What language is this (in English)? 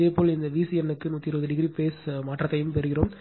Tamil